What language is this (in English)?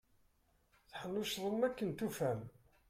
Kabyle